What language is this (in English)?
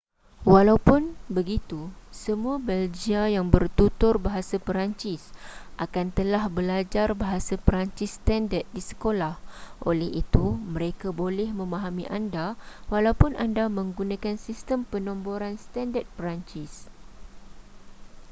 Malay